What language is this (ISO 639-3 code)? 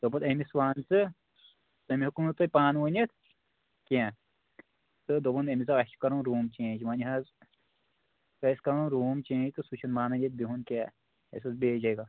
kas